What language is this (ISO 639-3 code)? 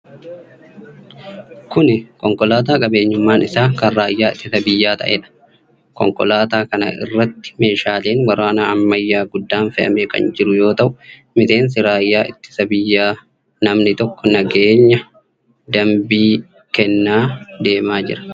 orm